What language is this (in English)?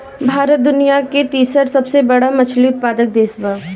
Bhojpuri